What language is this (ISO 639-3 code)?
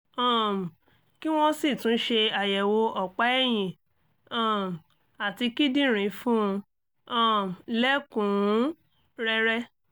yor